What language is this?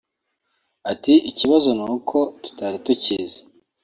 Kinyarwanda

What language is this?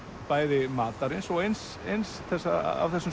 Icelandic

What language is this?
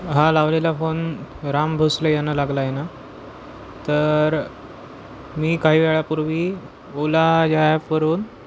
Marathi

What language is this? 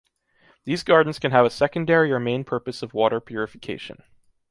English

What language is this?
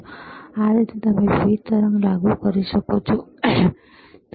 Gujarati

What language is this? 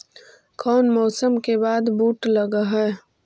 Magahi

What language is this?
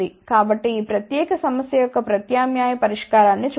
Telugu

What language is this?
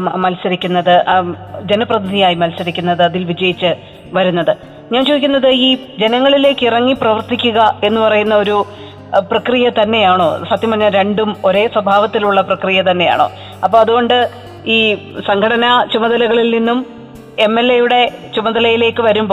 Malayalam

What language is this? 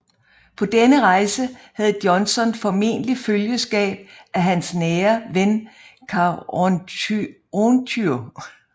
Danish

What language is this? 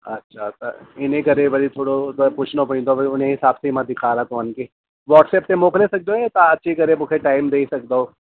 Sindhi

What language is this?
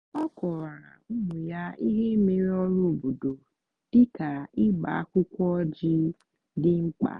Igbo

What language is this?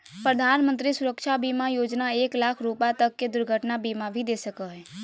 Magahi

